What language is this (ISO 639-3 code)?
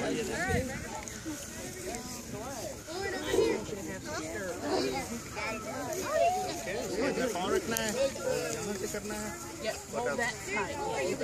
eng